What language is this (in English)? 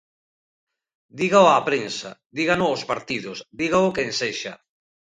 Galician